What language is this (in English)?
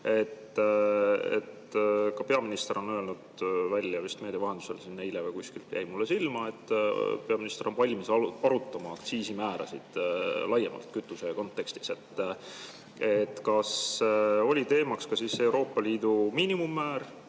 Estonian